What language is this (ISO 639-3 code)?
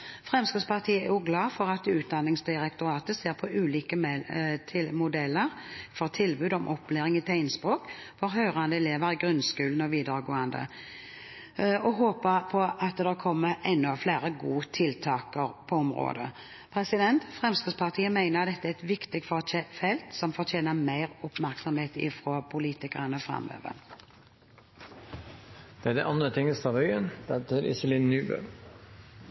nob